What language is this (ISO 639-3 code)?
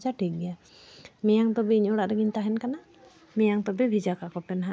sat